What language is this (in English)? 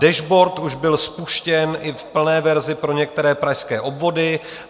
Czech